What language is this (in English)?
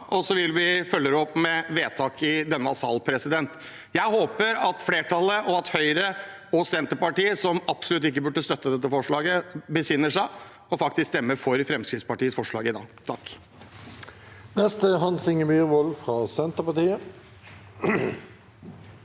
Norwegian